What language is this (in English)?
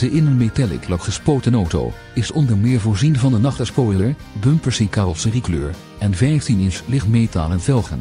Dutch